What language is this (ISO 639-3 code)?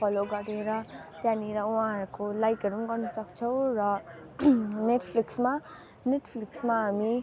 nep